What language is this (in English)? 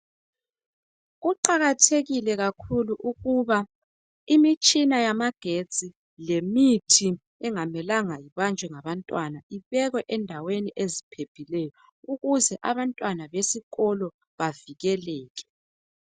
North Ndebele